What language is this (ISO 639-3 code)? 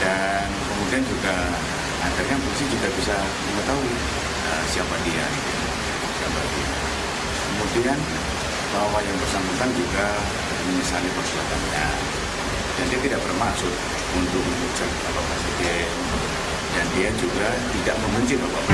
ind